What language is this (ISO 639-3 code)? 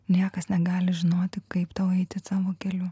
lit